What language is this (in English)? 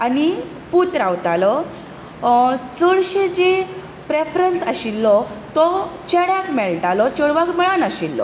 Konkani